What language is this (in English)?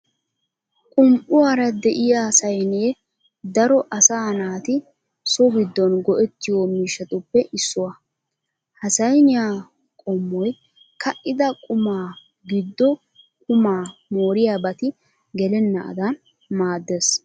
Wolaytta